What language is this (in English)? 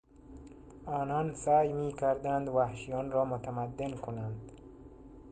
Persian